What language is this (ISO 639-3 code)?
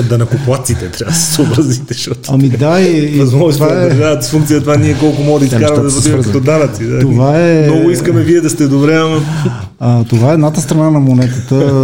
bul